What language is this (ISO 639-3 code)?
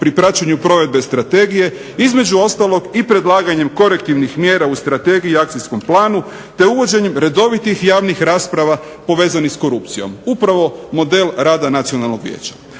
hrv